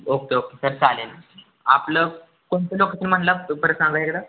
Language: Marathi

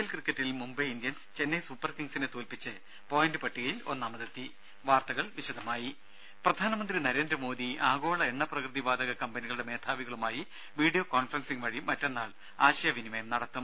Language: Malayalam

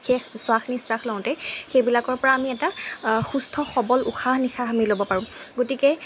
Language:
Assamese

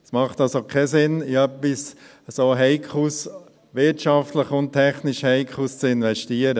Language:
Swiss German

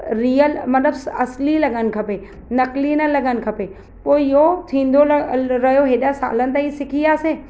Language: Sindhi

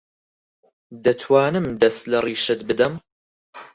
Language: Central Kurdish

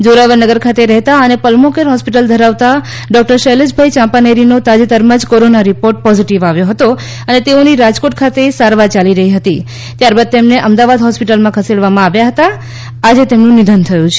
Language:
Gujarati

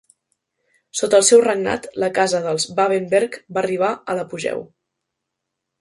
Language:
Catalan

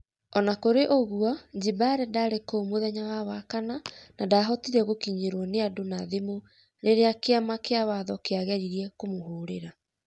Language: Kikuyu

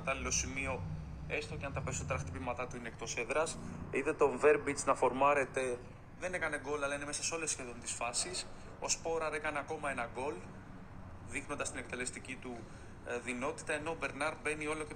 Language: Greek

